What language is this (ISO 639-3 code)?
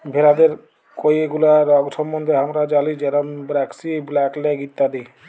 ben